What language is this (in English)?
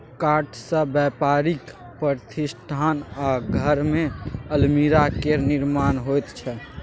Maithili